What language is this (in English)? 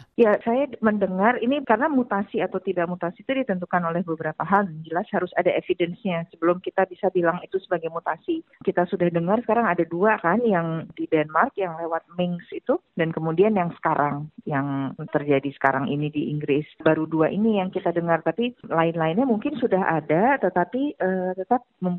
Indonesian